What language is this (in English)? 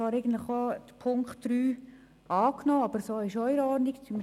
Swiss German